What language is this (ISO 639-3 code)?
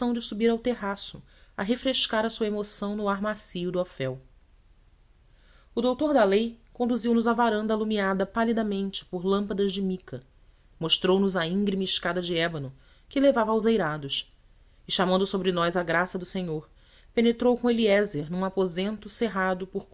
por